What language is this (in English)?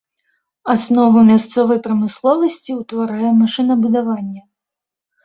Belarusian